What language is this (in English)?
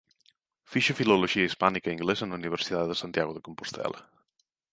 Galician